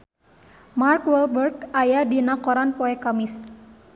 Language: Sundanese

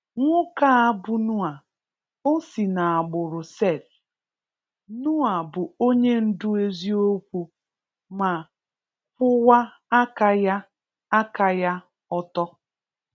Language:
Igbo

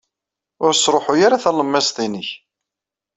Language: Kabyle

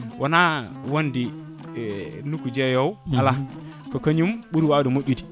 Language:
Fula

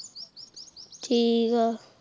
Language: Punjabi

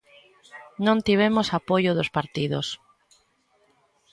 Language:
Galician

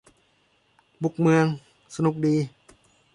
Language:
Thai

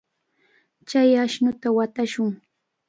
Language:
Cajatambo North Lima Quechua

